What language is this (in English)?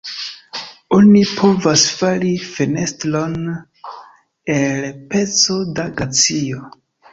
Esperanto